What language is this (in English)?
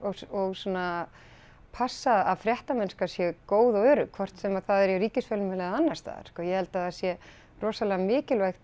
Icelandic